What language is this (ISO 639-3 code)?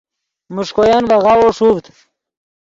ydg